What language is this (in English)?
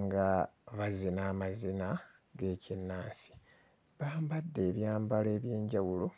Ganda